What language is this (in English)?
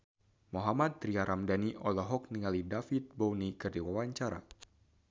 Sundanese